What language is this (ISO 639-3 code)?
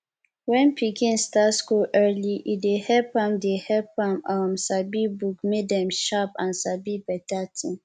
pcm